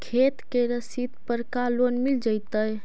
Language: Magahi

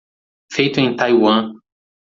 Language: Portuguese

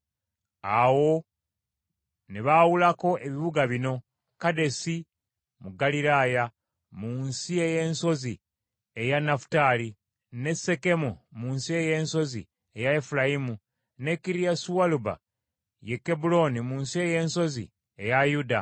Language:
Ganda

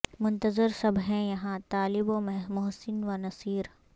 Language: Urdu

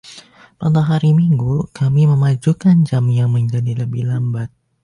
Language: Indonesian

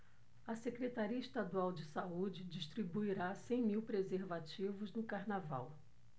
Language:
Portuguese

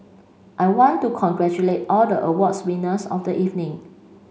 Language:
English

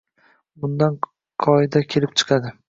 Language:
Uzbek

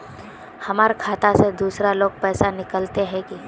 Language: Magahi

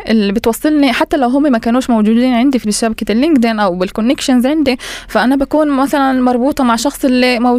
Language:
Arabic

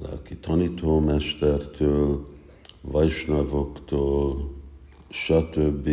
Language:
Hungarian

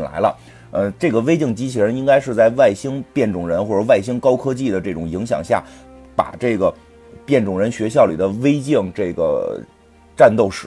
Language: Chinese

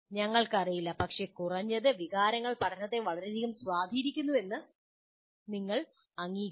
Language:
Malayalam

